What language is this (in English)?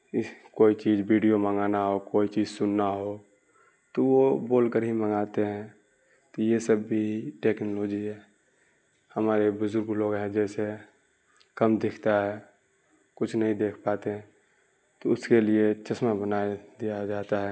Urdu